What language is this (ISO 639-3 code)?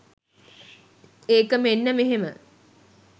sin